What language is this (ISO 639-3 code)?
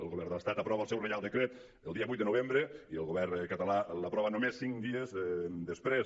cat